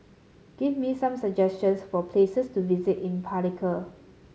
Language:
English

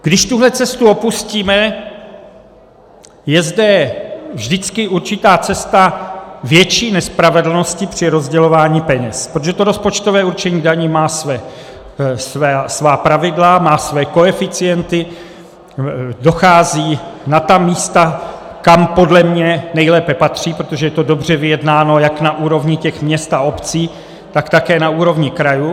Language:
Czech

